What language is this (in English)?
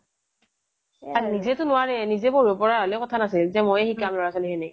Assamese